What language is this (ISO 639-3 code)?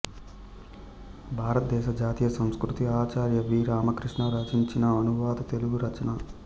tel